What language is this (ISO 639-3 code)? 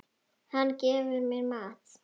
isl